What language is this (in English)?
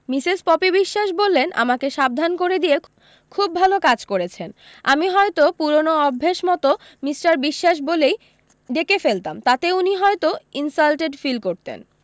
Bangla